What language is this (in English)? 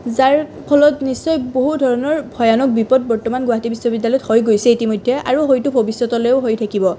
Assamese